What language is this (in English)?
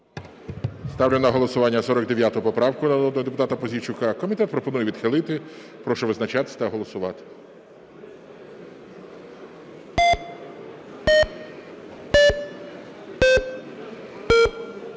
Ukrainian